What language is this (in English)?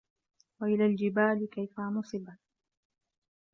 Arabic